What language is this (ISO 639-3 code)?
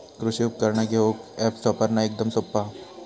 mar